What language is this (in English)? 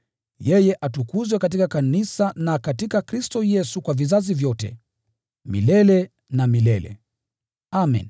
Swahili